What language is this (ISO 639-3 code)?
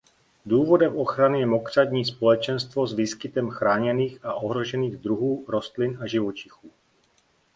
ces